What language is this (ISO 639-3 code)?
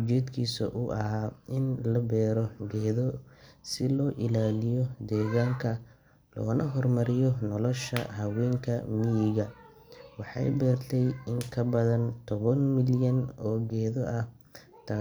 som